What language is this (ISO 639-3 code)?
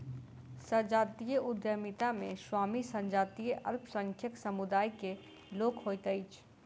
mai